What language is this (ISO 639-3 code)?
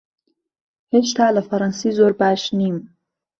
ckb